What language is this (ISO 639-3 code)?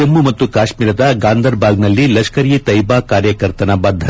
kan